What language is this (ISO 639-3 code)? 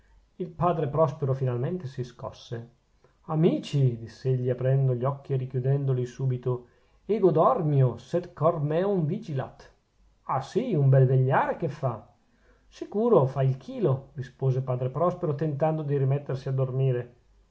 ita